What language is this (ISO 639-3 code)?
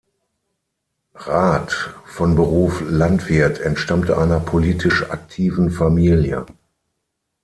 deu